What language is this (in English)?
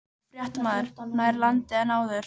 Icelandic